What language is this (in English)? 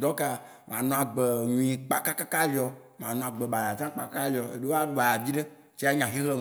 Waci Gbe